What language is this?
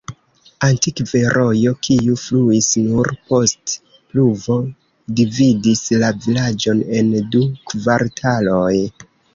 Esperanto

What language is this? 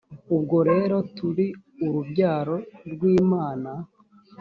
Kinyarwanda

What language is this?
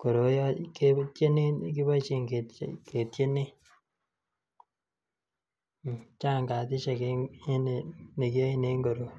Kalenjin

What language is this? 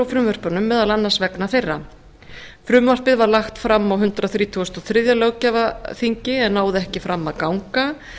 Icelandic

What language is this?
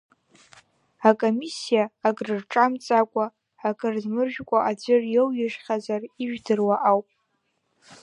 Abkhazian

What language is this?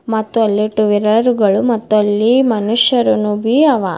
Kannada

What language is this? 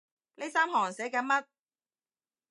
Cantonese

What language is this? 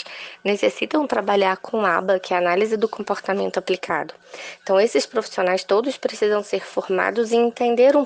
Portuguese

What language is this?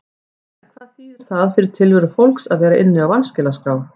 Icelandic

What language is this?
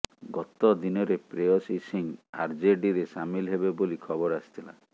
Odia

